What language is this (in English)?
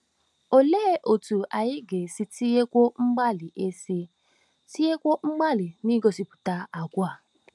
Igbo